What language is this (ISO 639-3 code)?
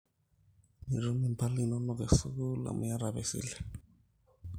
mas